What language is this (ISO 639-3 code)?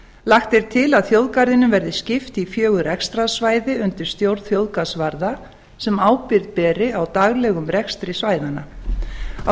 isl